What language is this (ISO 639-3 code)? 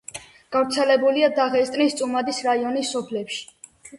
kat